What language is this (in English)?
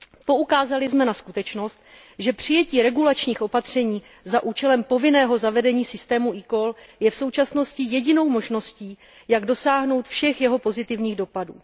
Czech